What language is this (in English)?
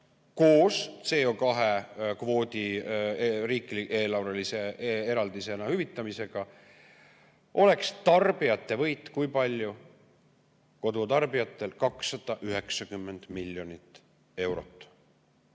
Estonian